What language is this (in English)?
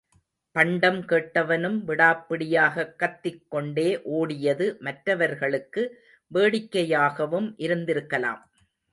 Tamil